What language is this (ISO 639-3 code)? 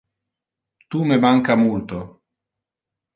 ina